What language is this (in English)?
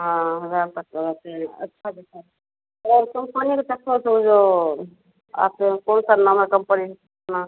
Hindi